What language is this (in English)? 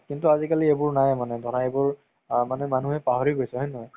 Assamese